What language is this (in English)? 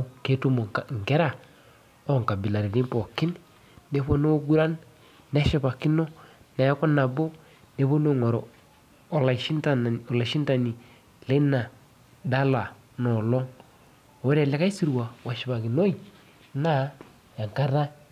Masai